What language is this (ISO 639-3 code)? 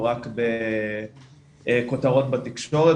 heb